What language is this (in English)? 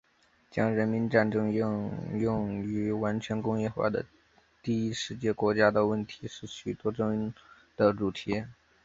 Chinese